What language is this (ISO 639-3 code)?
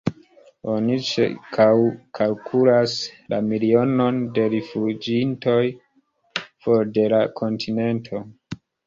epo